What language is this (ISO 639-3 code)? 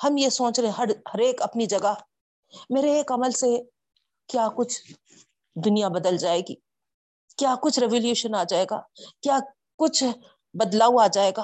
urd